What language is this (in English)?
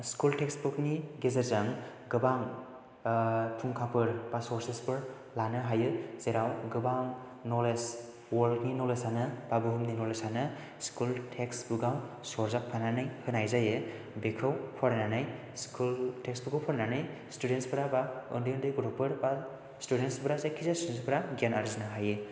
Bodo